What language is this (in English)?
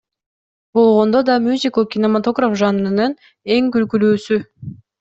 Kyrgyz